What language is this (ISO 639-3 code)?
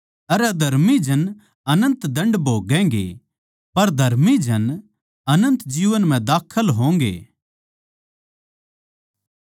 bgc